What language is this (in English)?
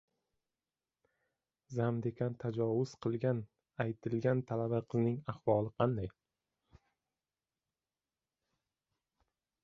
Uzbek